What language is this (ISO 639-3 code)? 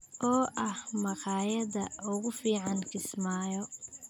som